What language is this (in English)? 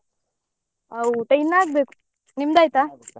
Kannada